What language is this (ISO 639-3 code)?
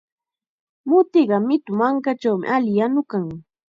qxa